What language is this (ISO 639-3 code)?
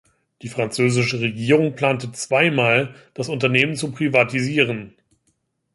deu